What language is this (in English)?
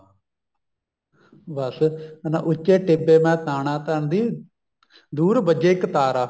Punjabi